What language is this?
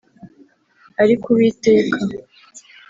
Kinyarwanda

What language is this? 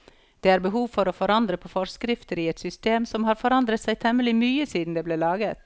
Norwegian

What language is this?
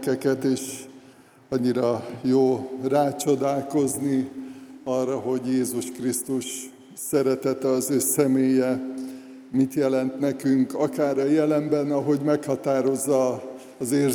Hungarian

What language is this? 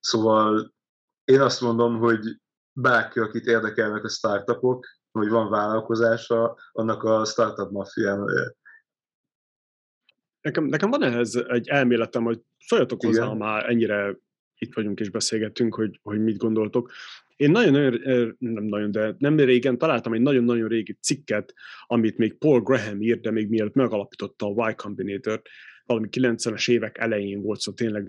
Hungarian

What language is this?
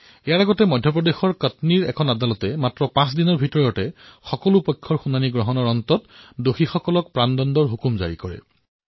Assamese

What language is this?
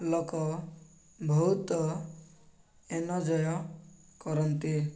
Odia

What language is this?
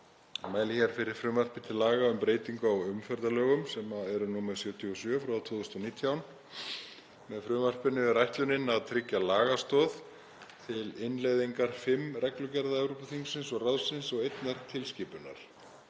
Icelandic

